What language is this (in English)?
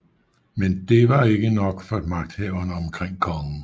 Danish